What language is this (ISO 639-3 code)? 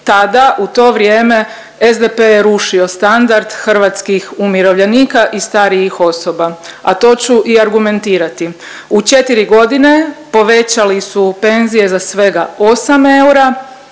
hrv